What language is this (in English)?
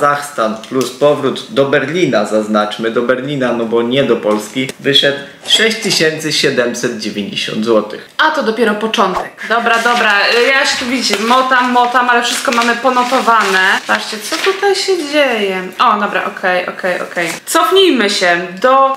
Polish